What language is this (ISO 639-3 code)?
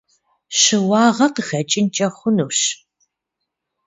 kbd